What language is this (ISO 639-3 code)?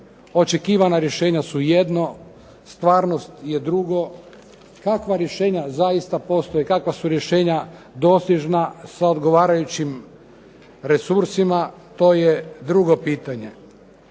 hrv